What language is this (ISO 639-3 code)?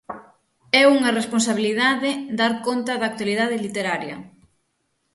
glg